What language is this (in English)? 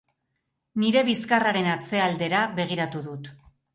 Basque